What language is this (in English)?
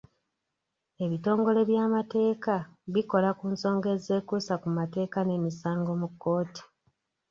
Ganda